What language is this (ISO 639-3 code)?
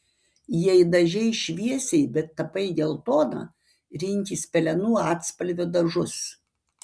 lit